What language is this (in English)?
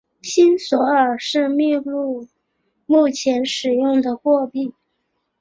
Chinese